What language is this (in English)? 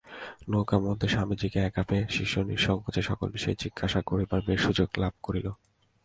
Bangla